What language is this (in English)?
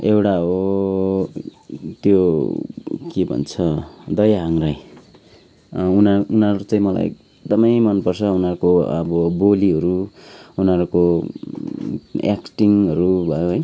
Nepali